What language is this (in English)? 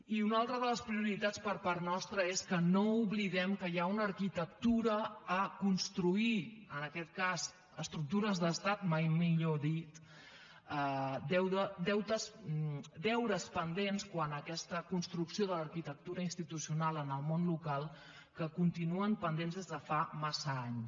Catalan